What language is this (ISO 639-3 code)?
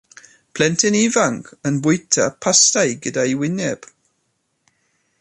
cym